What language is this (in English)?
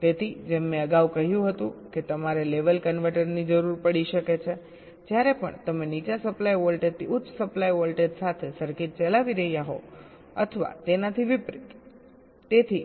Gujarati